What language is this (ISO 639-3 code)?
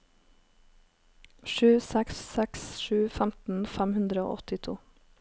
nor